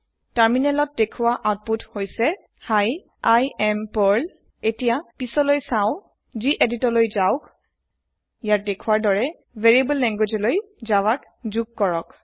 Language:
Assamese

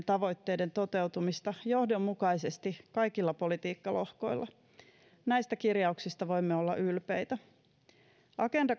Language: Finnish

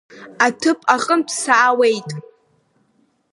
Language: Abkhazian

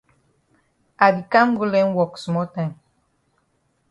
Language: Cameroon Pidgin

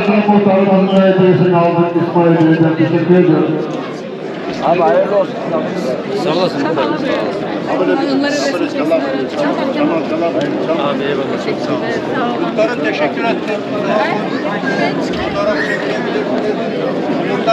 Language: Turkish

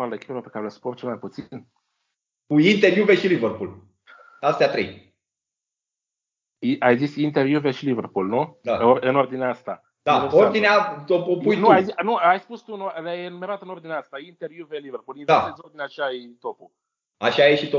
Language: Romanian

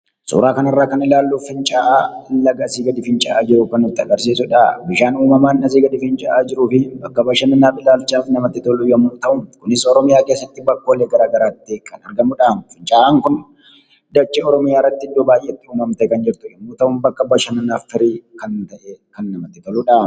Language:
Oromo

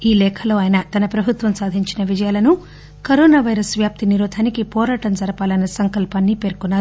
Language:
Telugu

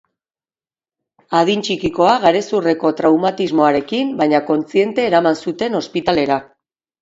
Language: Basque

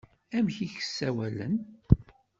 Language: Kabyle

